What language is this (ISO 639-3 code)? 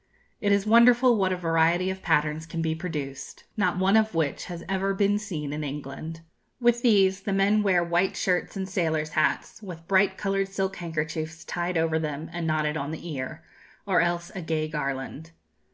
eng